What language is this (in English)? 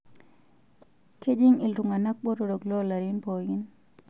Masai